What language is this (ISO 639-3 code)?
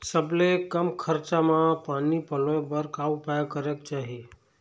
hne